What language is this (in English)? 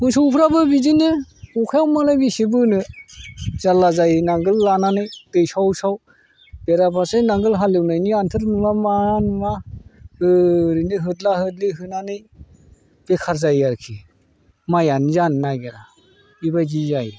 Bodo